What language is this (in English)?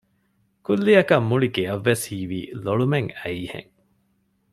Divehi